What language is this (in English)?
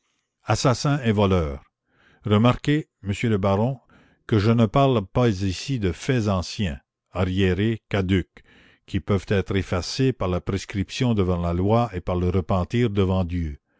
French